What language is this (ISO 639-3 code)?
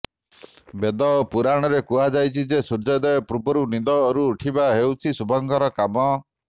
ori